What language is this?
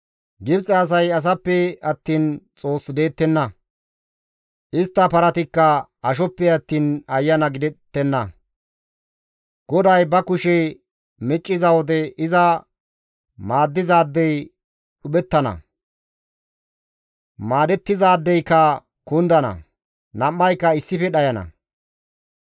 Gamo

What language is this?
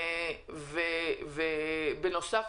Hebrew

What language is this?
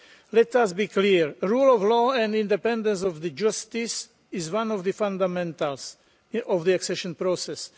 English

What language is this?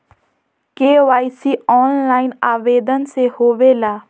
Magahi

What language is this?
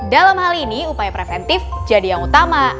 Indonesian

